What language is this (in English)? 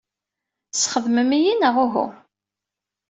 Kabyle